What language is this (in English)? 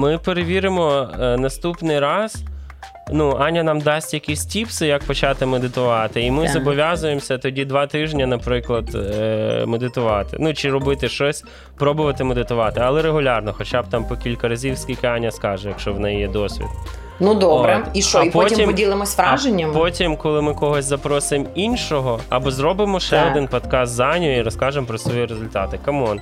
Ukrainian